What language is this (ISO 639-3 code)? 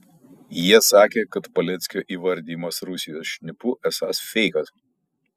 lit